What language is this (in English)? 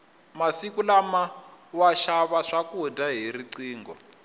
Tsonga